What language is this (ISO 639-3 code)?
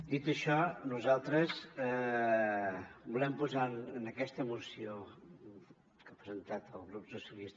cat